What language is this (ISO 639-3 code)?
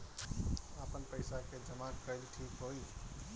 bho